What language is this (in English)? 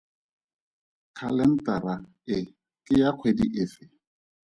Tswana